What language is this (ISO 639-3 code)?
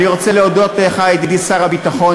heb